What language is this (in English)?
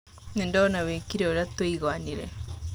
Kikuyu